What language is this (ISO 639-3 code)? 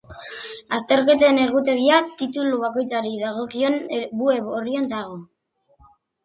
eus